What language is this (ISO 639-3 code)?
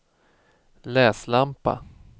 swe